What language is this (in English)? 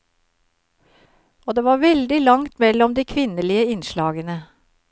Norwegian